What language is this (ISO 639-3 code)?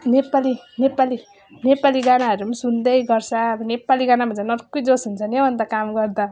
nep